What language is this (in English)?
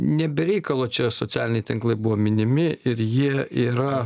Lithuanian